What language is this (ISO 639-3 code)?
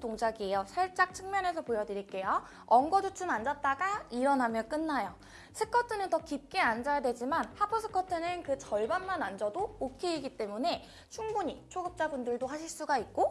kor